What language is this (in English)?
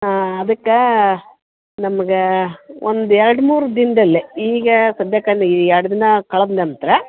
Kannada